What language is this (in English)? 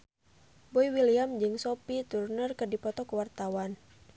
Sundanese